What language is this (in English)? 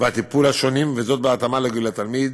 Hebrew